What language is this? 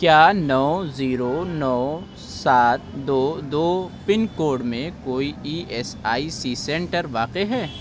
Urdu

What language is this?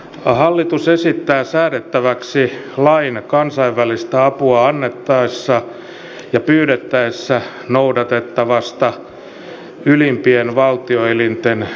Finnish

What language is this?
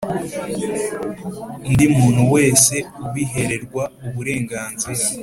Kinyarwanda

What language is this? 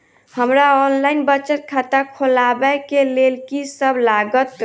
Maithili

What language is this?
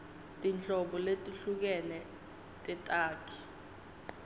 Swati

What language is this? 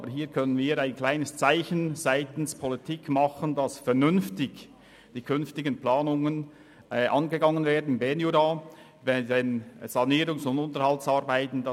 Swiss German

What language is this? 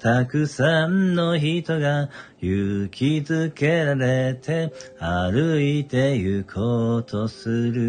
Japanese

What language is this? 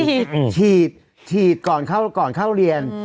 Thai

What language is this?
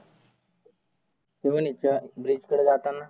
Marathi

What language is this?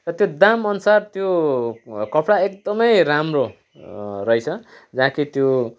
Nepali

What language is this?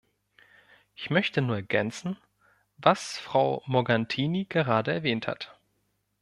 German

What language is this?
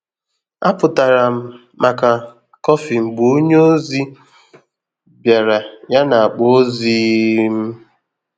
Igbo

